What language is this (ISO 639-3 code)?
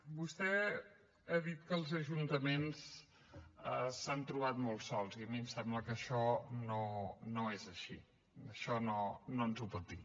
cat